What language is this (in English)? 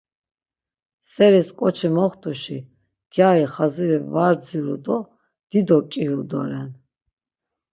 Laz